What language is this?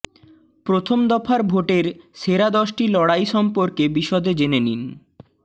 Bangla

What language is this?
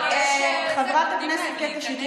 Hebrew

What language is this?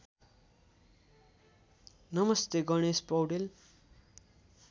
Nepali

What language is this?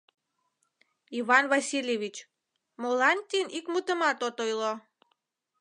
Mari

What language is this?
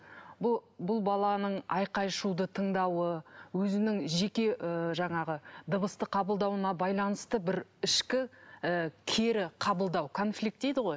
Kazakh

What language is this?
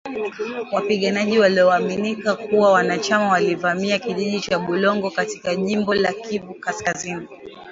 Swahili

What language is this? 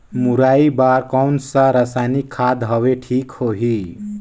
Chhattisgarhi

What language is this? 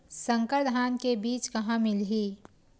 Chhattisgarhi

